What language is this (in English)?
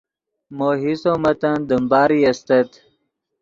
Yidgha